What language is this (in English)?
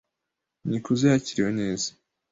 Kinyarwanda